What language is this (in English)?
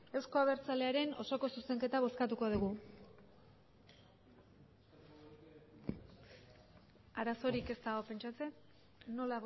Basque